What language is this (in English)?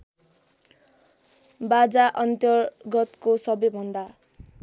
Nepali